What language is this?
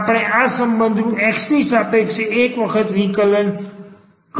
Gujarati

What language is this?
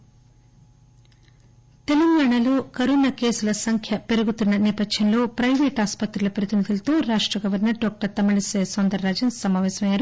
Telugu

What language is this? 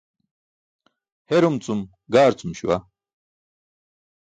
Burushaski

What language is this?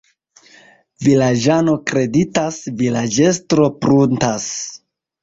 Esperanto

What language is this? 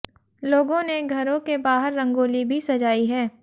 Hindi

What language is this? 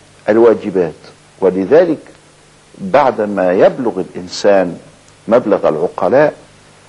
Arabic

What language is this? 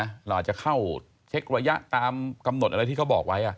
Thai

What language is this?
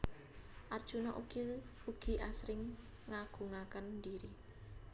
Javanese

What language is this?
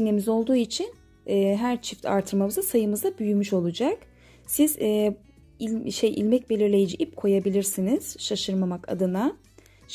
Turkish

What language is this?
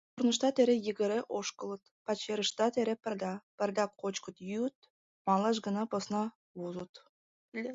Mari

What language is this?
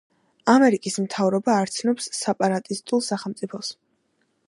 Georgian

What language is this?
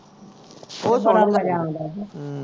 Punjabi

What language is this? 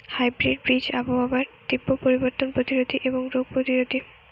Bangla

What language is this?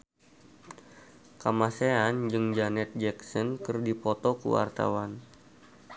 Sundanese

